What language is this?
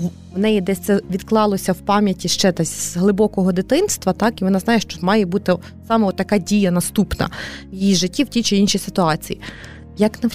Ukrainian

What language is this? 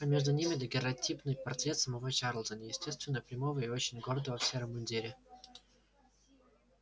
Russian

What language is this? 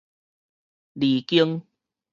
Min Nan Chinese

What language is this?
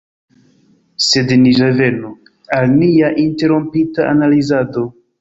Esperanto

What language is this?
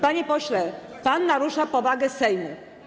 Polish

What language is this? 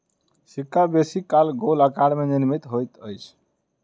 Maithili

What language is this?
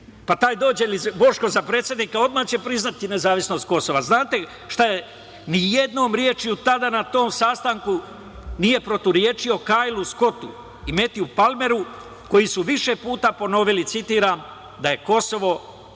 Serbian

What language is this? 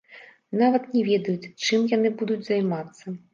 Belarusian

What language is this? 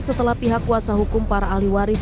Indonesian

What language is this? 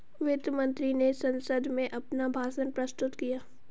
Hindi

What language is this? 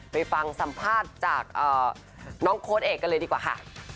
Thai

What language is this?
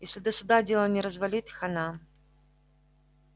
Russian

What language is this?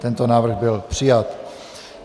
Czech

